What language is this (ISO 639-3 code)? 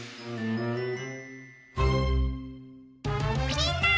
jpn